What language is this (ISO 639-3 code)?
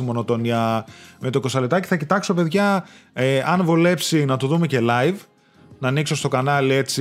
ell